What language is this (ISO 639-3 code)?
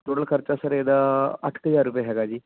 pan